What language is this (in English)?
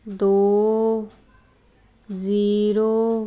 Punjabi